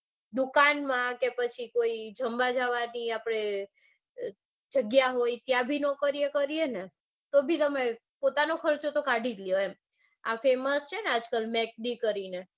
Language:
Gujarati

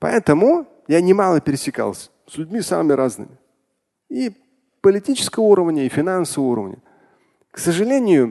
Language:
Russian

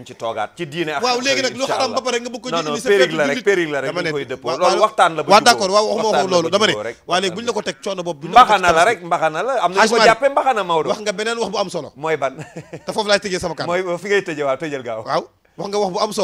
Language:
Arabic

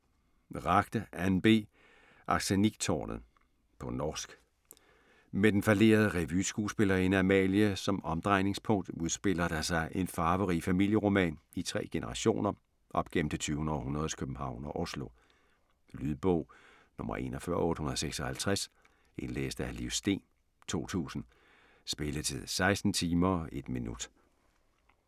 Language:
Danish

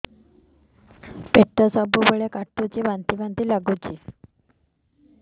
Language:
Odia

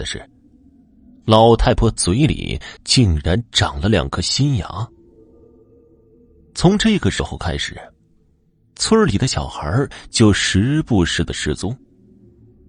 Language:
Chinese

